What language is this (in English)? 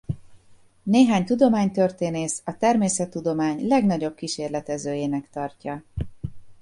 Hungarian